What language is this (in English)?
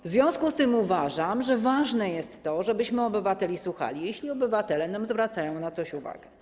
Polish